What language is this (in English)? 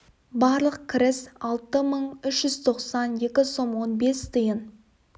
Kazakh